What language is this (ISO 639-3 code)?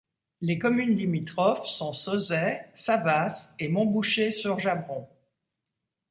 fra